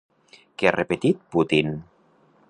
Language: Catalan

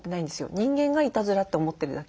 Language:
Japanese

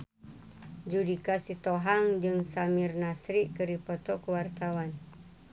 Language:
Sundanese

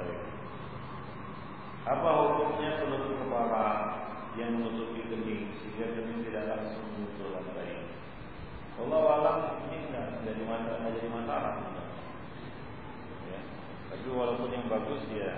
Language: Malay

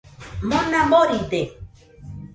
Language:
Nüpode Huitoto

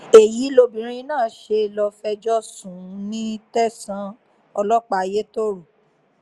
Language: Yoruba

